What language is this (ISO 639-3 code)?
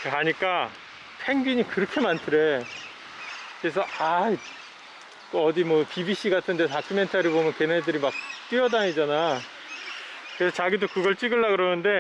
kor